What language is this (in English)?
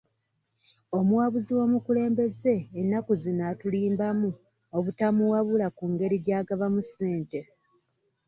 Ganda